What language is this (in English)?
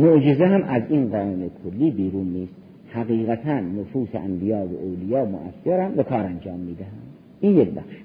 Persian